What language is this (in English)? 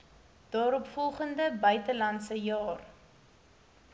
Afrikaans